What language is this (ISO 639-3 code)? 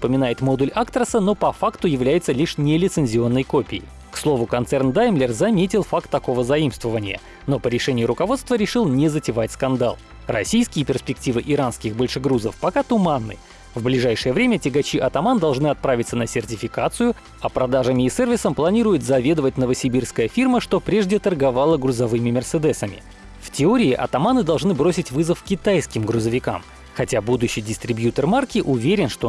rus